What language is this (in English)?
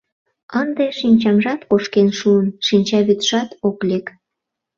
Mari